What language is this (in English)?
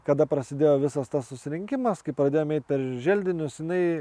Lithuanian